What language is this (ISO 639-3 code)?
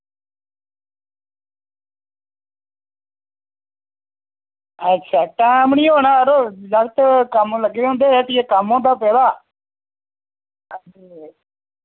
doi